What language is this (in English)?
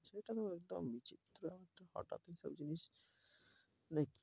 Bangla